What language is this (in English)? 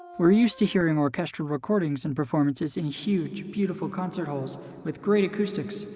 English